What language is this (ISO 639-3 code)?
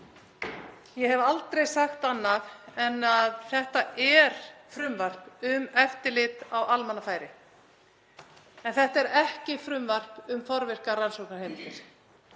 isl